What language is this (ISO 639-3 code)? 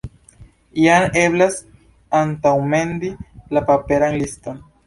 epo